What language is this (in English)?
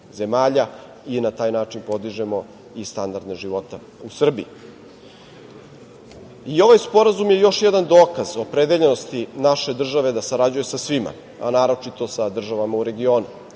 Serbian